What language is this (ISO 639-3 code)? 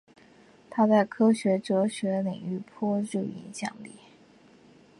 zho